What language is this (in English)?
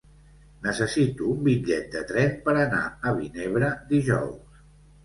Catalan